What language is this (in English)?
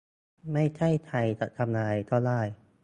Thai